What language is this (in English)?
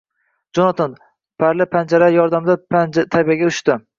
Uzbek